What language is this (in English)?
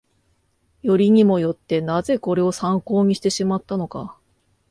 Japanese